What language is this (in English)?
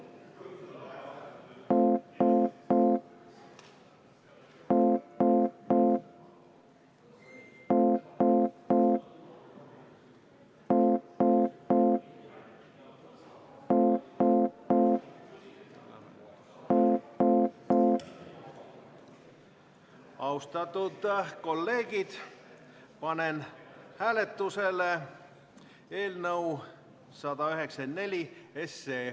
Estonian